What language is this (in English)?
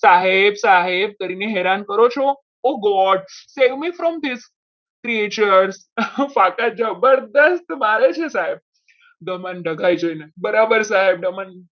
Gujarati